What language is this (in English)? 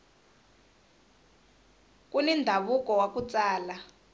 Tsonga